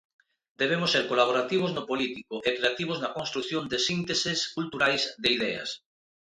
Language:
Galician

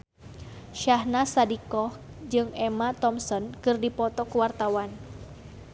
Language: Sundanese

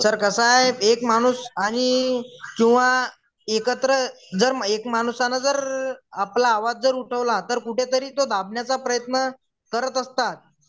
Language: Marathi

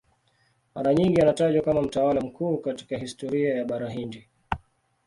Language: Swahili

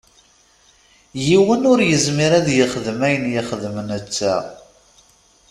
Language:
Kabyle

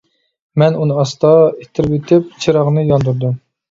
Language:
Uyghur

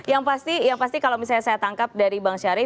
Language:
Indonesian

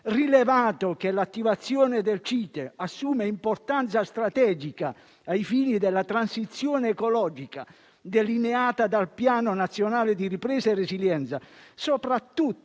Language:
Italian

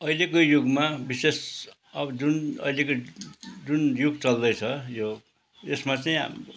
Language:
Nepali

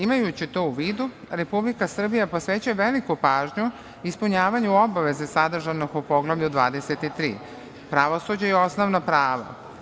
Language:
Serbian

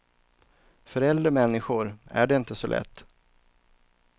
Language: Swedish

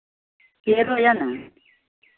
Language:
Maithili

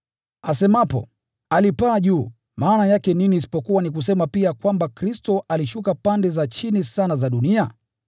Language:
Swahili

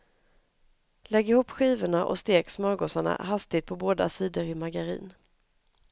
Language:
Swedish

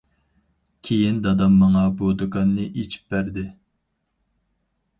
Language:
Uyghur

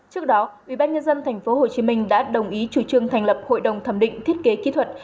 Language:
Vietnamese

